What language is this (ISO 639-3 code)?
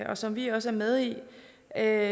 dan